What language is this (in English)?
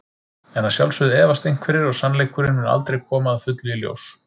Icelandic